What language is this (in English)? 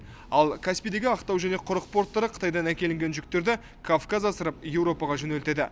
Kazakh